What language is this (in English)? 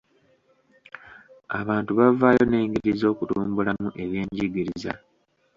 Ganda